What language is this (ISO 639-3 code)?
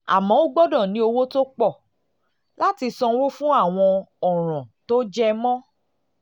yor